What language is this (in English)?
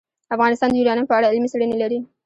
Pashto